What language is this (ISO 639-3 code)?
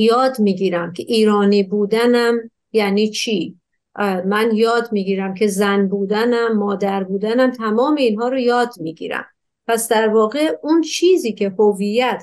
fas